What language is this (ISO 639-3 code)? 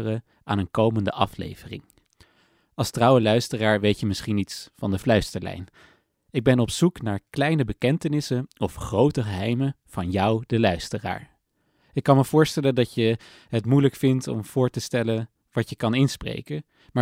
nld